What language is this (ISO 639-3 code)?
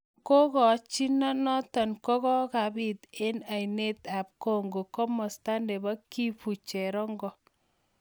kln